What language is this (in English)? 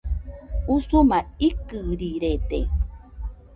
Nüpode Huitoto